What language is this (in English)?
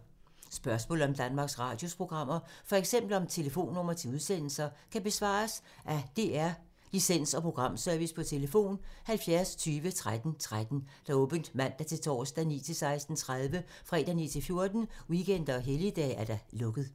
Danish